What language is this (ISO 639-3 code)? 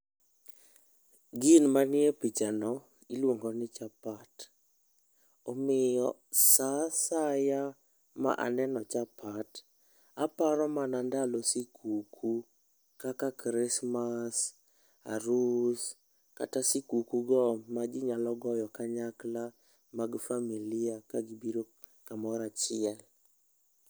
luo